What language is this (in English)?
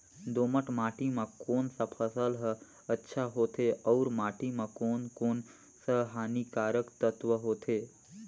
Chhattisgarhi